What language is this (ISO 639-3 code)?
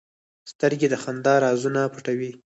pus